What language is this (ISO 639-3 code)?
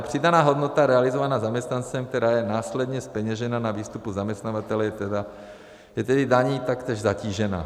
ces